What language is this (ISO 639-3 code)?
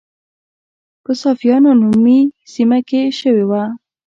pus